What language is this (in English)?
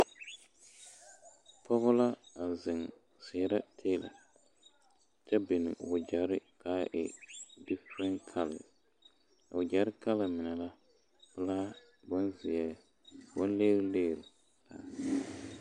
Southern Dagaare